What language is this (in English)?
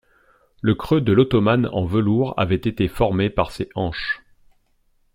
French